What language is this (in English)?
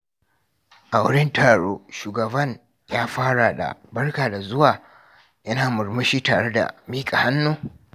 Hausa